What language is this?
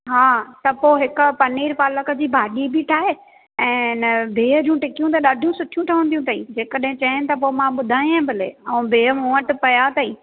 Sindhi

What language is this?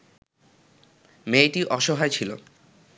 Bangla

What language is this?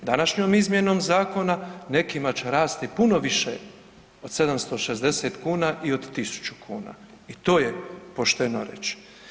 Croatian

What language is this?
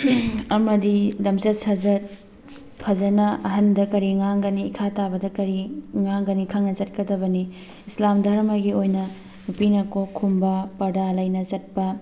Manipuri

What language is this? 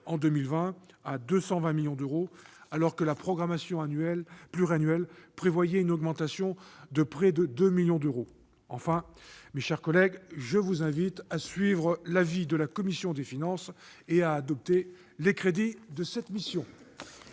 French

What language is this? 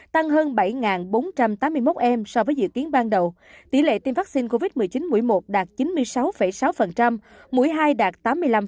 Vietnamese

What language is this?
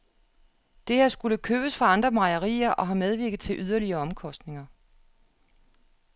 Danish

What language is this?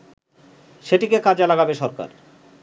Bangla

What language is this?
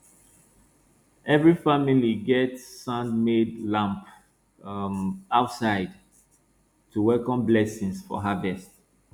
Nigerian Pidgin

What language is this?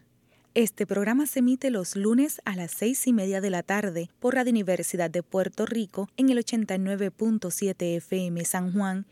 Spanish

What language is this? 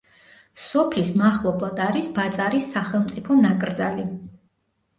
Georgian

